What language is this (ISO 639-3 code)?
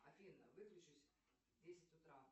rus